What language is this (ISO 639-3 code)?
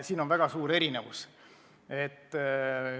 est